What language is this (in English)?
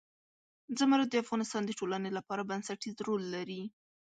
Pashto